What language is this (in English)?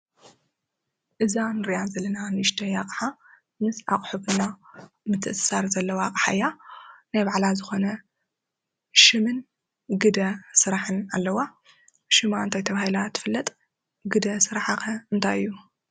Tigrinya